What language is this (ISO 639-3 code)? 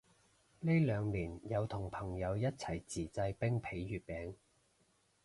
yue